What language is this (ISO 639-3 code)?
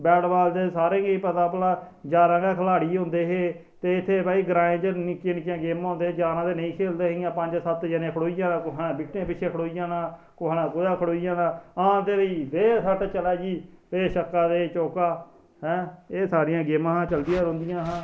doi